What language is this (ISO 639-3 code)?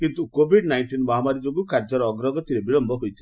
ori